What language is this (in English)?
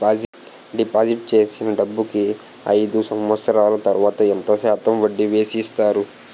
Telugu